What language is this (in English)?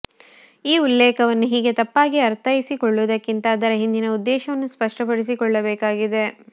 Kannada